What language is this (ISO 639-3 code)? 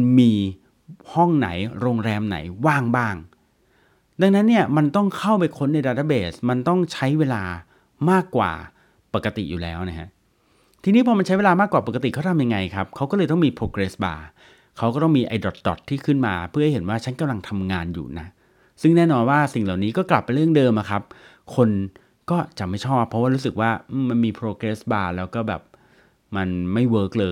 tha